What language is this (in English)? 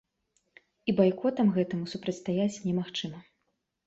Belarusian